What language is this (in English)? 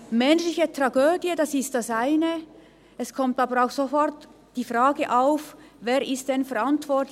Swiss German